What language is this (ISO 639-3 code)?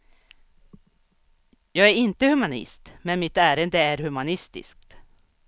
swe